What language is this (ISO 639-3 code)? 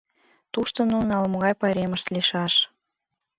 chm